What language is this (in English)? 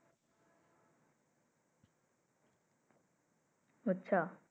Bangla